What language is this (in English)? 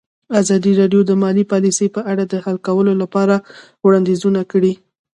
Pashto